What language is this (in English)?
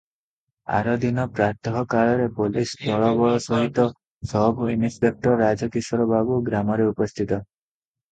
Odia